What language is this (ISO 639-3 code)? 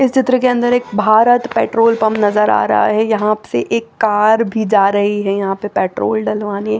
hin